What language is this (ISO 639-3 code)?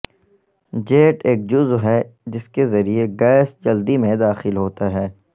urd